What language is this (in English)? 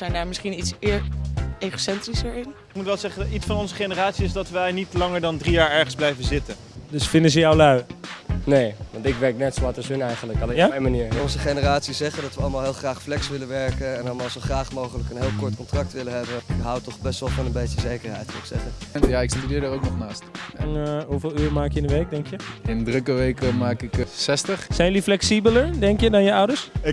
Dutch